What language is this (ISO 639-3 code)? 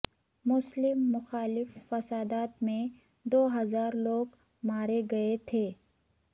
urd